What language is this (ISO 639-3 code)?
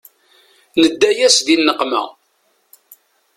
kab